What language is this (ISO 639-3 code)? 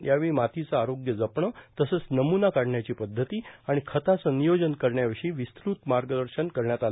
mar